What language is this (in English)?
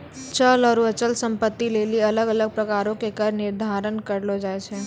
Maithili